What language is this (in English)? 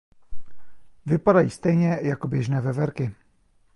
Czech